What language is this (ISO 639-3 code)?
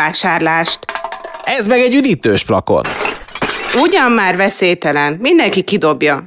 hun